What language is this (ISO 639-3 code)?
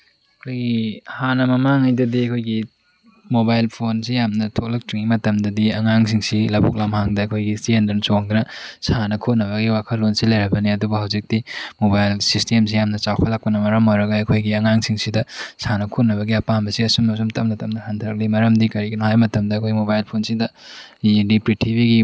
mni